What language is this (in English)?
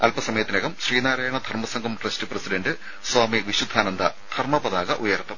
Malayalam